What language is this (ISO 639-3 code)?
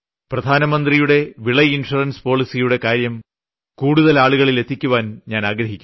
mal